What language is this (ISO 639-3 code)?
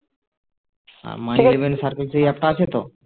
ben